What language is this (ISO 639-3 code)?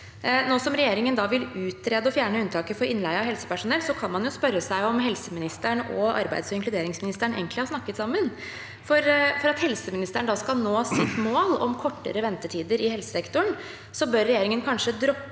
nor